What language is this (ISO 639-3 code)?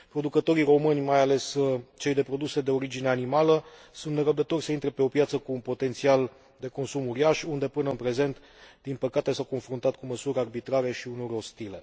ron